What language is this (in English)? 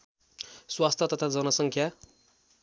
Nepali